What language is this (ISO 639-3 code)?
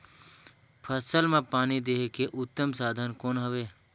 hne